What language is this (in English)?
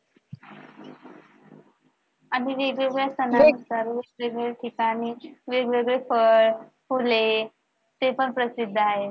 Marathi